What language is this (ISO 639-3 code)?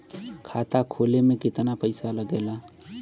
bho